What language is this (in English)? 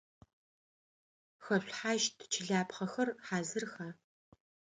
Adyghe